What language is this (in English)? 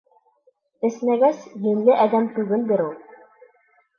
Bashkir